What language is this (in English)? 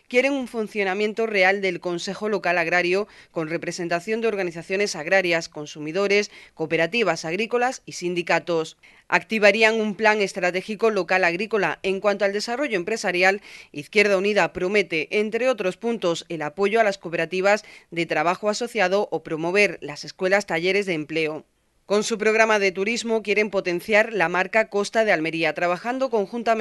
Spanish